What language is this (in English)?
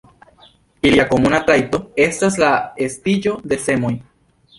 Esperanto